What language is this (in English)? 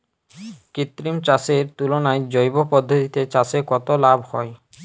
Bangla